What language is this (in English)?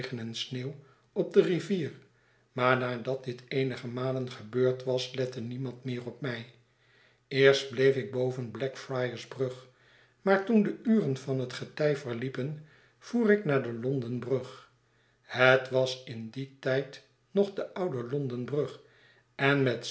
Dutch